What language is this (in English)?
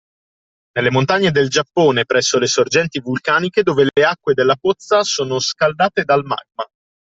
Italian